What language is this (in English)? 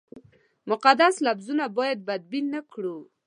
Pashto